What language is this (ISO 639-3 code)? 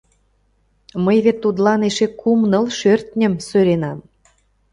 chm